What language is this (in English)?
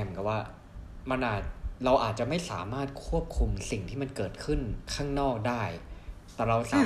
Thai